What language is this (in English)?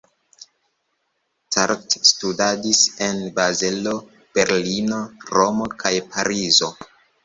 Esperanto